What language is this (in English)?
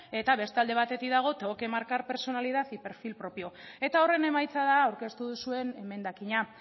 Basque